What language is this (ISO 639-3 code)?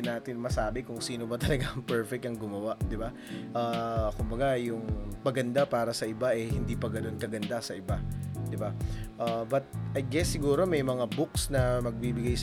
fil